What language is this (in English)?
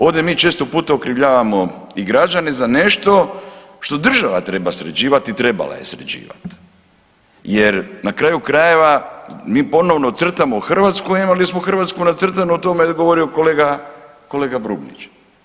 Croatian